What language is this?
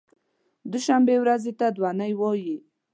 Pashto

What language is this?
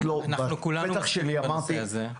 Hebrew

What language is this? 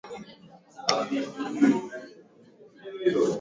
Swahili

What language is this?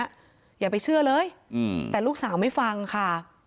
Thai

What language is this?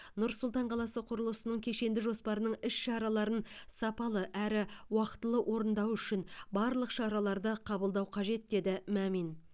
Kazakh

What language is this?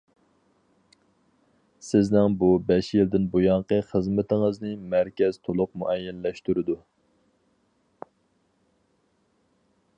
Uyghur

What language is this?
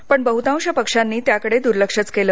Marathi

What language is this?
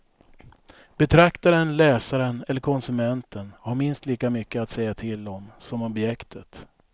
Swedish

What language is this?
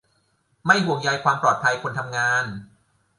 Thai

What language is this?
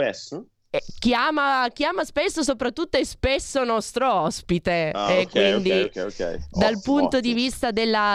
Italian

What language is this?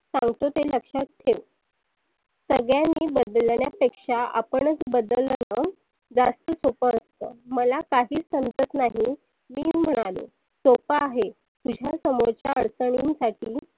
Marathi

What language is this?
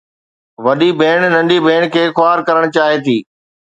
Sindhi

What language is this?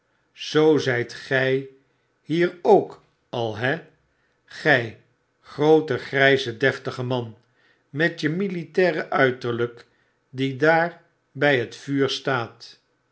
Dutch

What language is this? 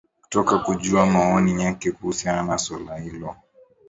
Swahili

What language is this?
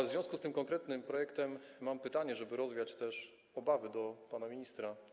Polish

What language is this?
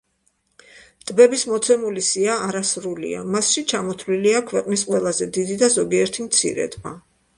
Georgian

